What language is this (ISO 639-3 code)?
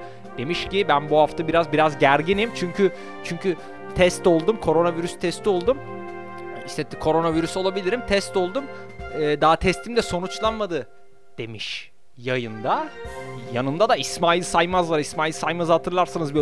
tur